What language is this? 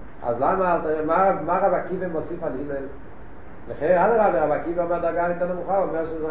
Hebrew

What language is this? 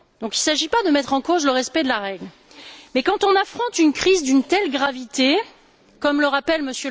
French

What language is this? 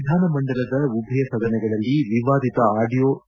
Kannada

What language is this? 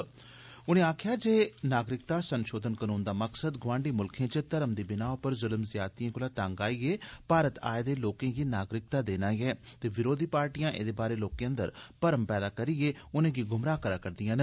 Dogri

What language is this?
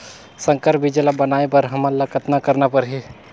Chhattisgarhi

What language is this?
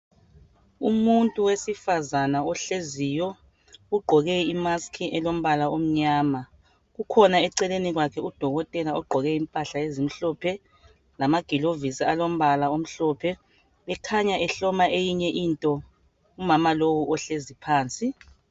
North Ndebele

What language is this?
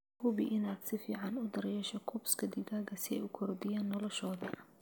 Somali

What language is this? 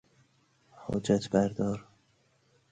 Persian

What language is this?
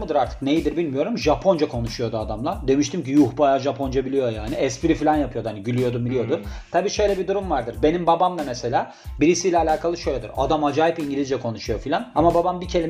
Turkish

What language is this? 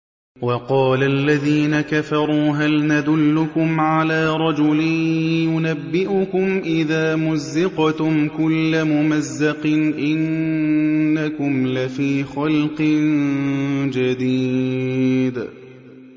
Arabic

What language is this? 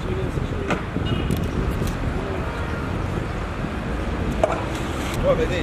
Turkish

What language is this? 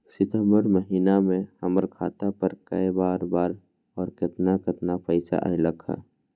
Magahi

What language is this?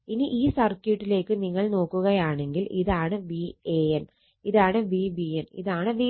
Malayalam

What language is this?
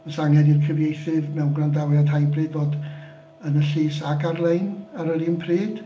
Welsh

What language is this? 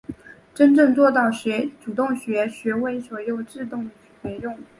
Chinese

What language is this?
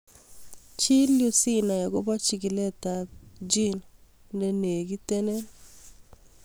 Kalenjin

